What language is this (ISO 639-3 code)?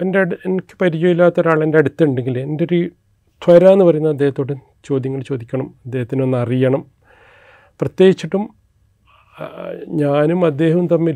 mal